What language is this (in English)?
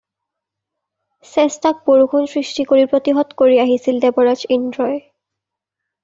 Assamese